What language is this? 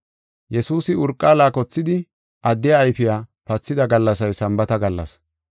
Gofa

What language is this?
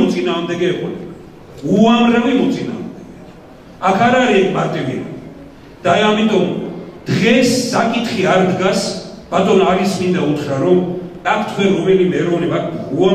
Romanian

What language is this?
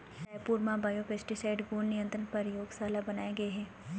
Chhattisgarhi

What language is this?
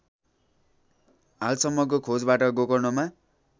Nepali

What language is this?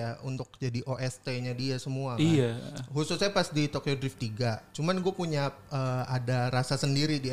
Indonesian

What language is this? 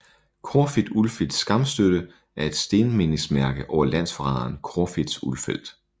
Danish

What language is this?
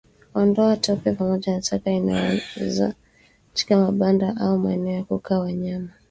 Swahili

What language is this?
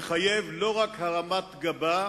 Hebrew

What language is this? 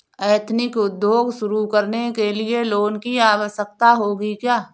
Hindi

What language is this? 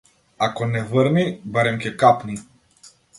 Macedonian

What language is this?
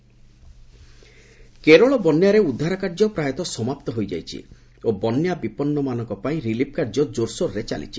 Odia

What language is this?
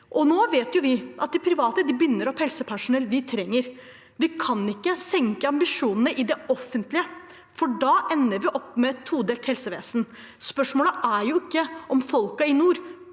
Norwegian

